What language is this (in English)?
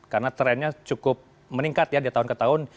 Indonesian